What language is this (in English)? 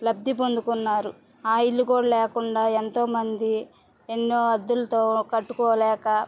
Telugu